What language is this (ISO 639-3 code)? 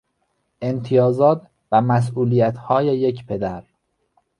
fas